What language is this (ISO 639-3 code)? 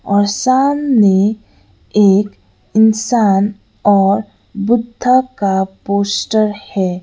hin